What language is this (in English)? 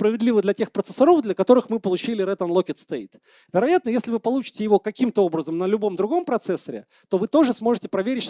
Russian